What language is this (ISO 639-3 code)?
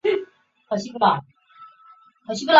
zho